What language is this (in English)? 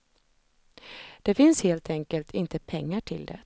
Swedish